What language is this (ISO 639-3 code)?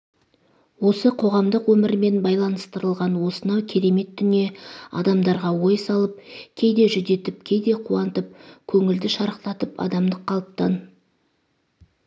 kaz